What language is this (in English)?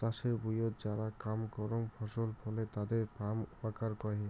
Bangla